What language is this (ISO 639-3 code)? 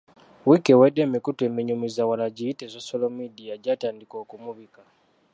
lug